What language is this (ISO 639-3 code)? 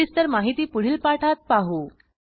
mar